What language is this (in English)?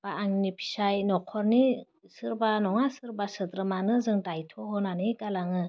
Bodo